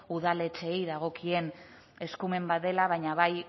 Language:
Basque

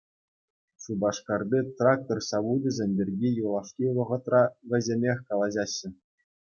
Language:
Chuvash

